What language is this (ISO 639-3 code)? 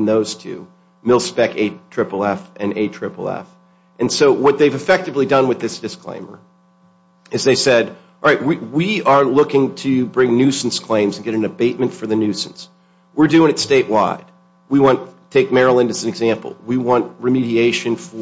eng